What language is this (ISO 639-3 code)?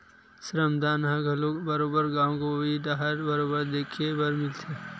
hne